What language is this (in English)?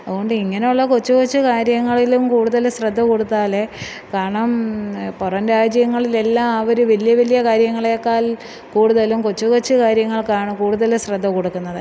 Malayalam